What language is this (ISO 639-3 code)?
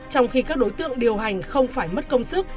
vie